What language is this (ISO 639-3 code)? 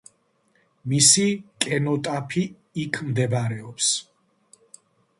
kat